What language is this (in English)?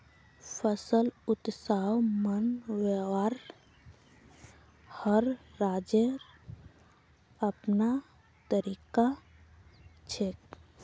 Magahi